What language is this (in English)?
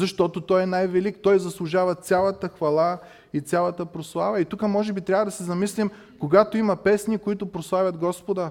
Bulgarian